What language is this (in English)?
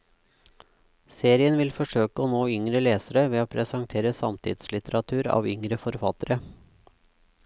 Norwegian